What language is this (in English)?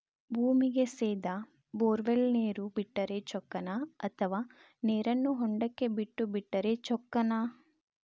Kannada